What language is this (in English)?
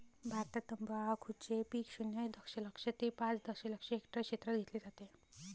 Marathi